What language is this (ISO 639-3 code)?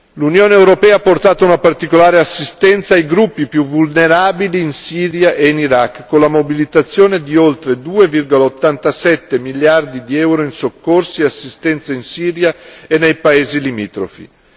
ita